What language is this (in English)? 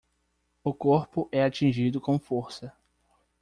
Portuguese